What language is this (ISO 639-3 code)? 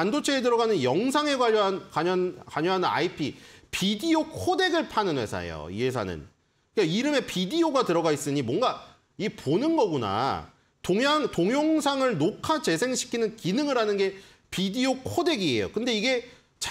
kor